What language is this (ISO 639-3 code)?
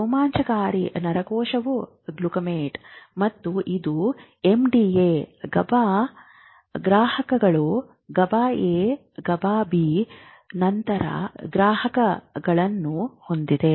kan